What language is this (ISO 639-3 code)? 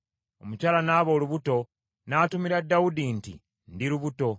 lug